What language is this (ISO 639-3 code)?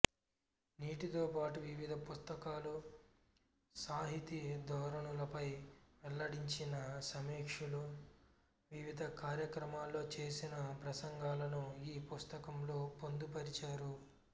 tel